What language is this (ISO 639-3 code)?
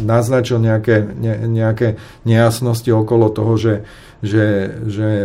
slk